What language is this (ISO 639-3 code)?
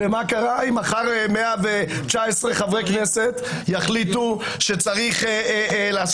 heb